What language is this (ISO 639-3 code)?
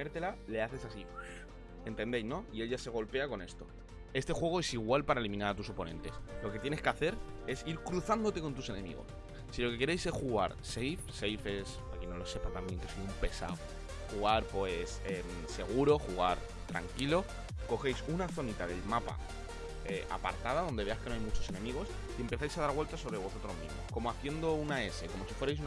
spa